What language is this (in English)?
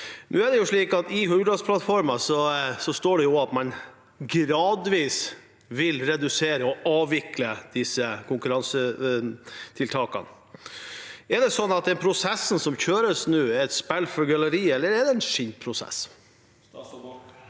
Norwegian